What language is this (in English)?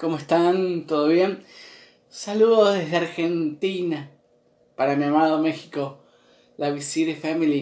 Spanish